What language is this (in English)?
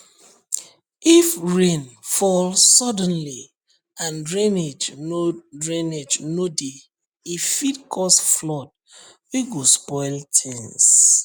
Nigerian Pidgin